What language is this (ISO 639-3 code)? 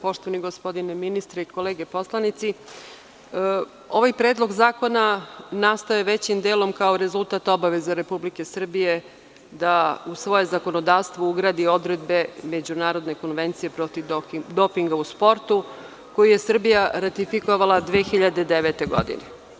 srp